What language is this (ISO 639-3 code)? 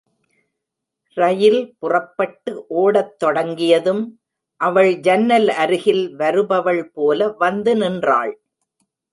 tam